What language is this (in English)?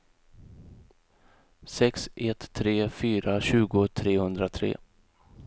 Swedish